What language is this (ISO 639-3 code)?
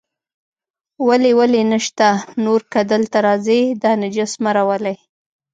pus